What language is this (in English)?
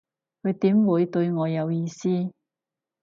Cantonese